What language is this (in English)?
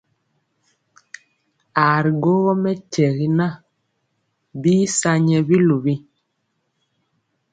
Mpiemo